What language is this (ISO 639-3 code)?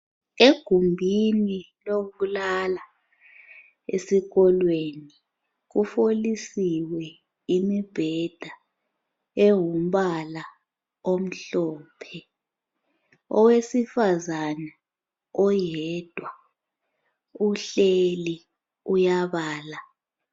nde